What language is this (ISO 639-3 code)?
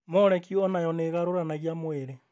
kik